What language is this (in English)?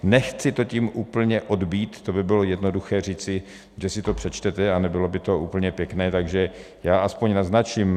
Czech